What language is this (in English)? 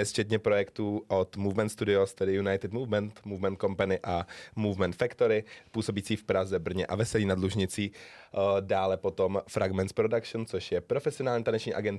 Czech